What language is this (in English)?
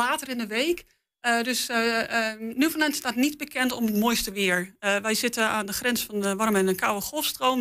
Dutch